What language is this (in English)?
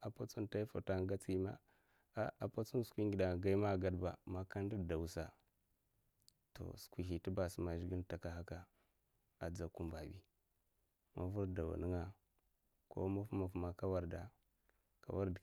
Mafa